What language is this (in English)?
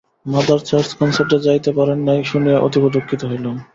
Bangla